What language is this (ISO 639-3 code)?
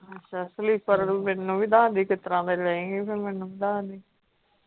pan